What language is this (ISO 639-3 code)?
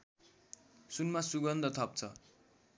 nep